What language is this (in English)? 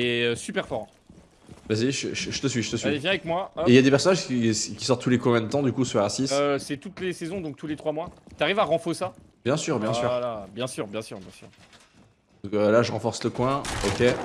French